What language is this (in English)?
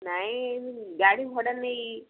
Odia